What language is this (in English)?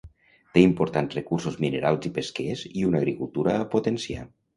Catalan